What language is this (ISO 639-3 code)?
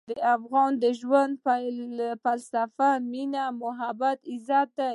pus